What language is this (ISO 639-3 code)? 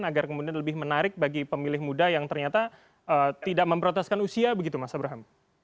ind